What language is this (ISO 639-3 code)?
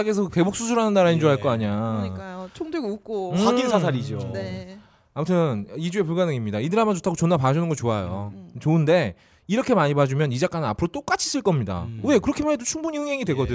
kor